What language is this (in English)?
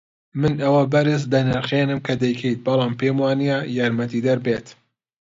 Central Kurdish